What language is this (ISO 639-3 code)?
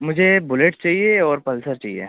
urd